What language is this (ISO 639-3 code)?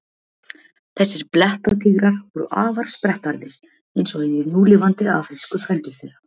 isl